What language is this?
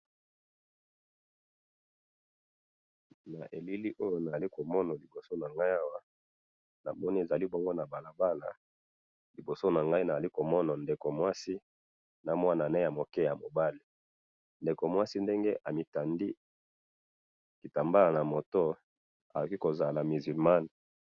Lingala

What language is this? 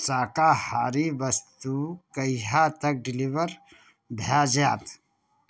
Maithili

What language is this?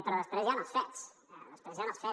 Catalan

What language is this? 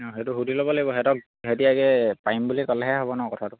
Assamese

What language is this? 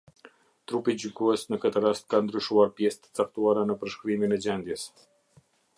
Albanian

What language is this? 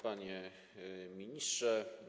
Polish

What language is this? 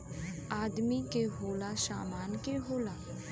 Bhojpuri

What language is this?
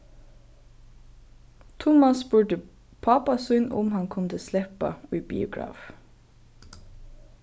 Faroese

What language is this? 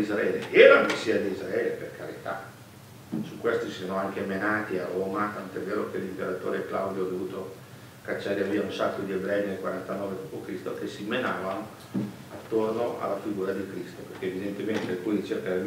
Italian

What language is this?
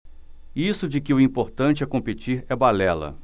Portuguese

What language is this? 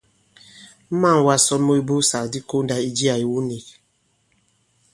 Bankon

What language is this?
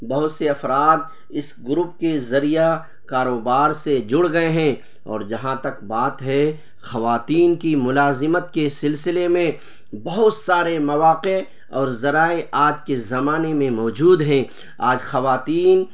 Urdu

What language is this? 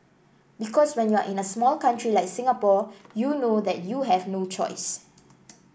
English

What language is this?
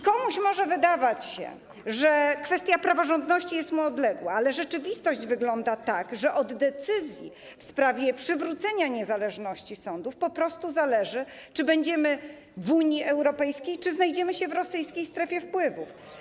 Polish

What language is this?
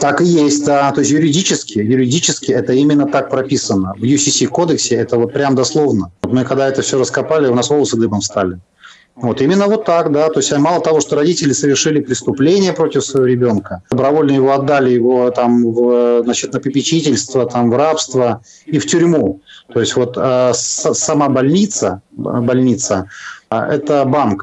Russian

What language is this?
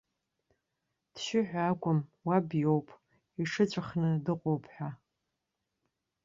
Abkhazian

